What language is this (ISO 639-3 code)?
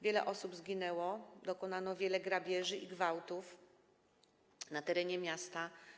pol